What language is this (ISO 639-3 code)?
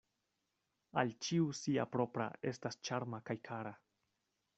epo